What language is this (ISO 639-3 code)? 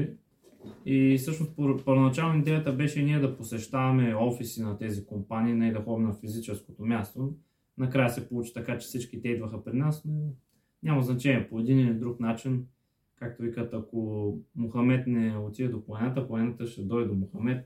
bul